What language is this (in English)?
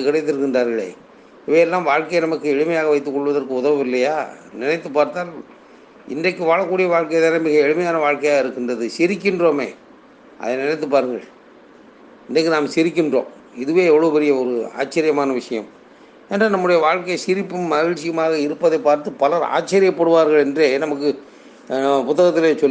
Tamil